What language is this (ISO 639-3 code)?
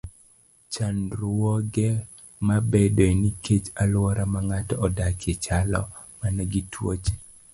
luo